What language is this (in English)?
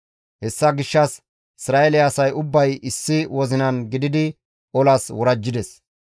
Gamo